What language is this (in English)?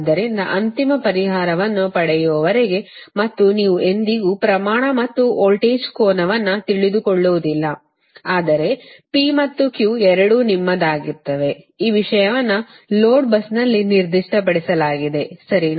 Kannada